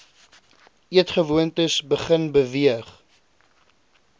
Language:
Afrikaans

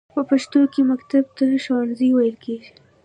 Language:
Pashto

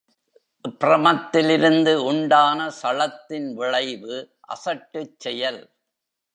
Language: Tamil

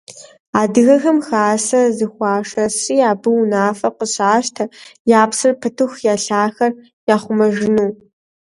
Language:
Kabardian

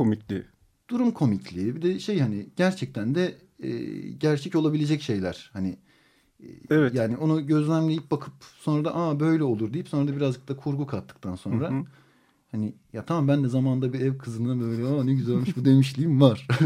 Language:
Turkish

